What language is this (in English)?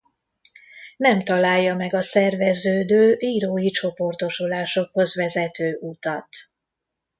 Hungarian